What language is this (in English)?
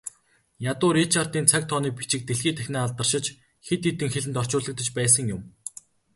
Mongolian